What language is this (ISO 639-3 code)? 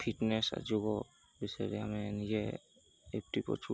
ori